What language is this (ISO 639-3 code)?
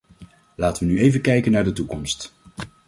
nld